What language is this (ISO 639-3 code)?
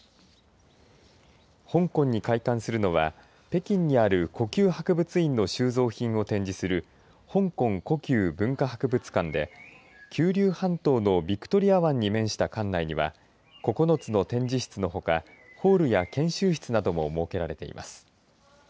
jpn